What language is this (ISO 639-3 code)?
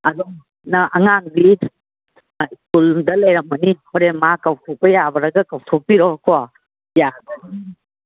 mni